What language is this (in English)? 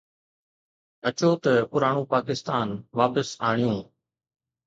Sindhi